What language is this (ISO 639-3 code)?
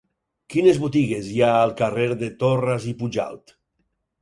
cat